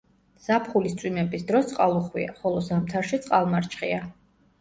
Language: Georgian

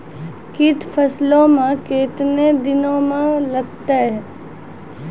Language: Maithili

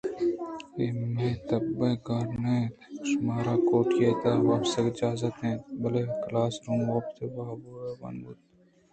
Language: Eastern Balochi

